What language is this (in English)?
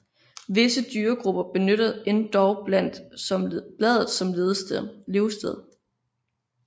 Danish